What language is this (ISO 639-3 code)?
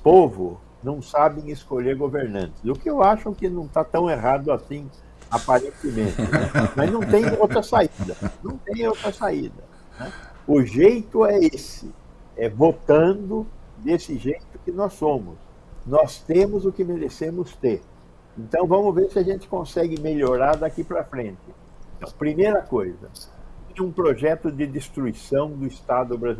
por